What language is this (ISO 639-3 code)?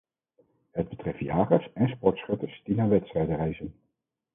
nld